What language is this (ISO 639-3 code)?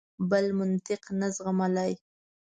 pus